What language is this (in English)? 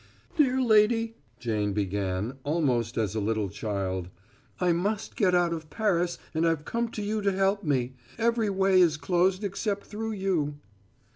English